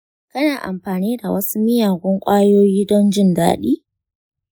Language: Hausa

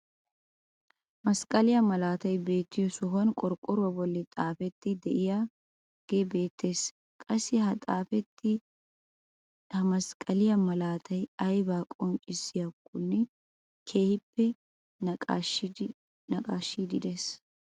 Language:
Wolaytta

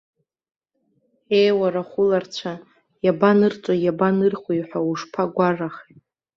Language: Abkhazian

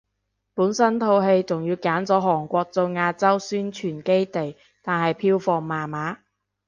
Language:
Cantonese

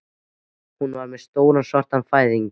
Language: Icelandic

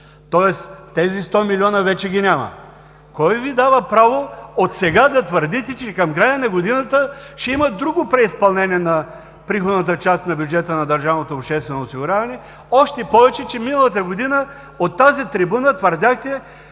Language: Bulgarian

